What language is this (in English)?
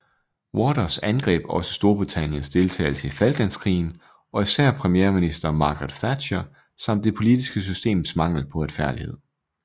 Danish